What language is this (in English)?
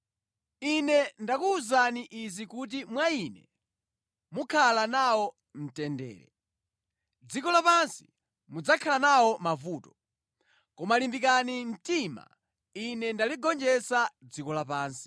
Nyanja